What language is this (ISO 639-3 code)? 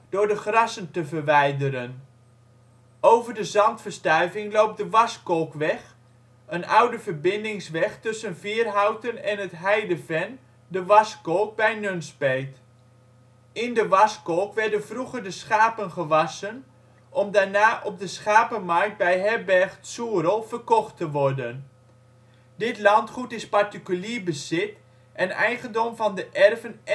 nld